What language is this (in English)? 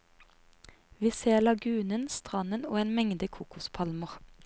Norwegian